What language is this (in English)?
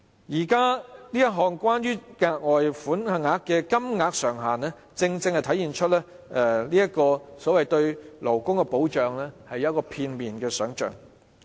Cantonese